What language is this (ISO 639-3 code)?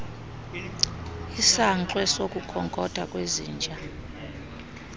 xho